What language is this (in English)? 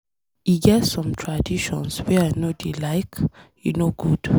Nigerian Pidgin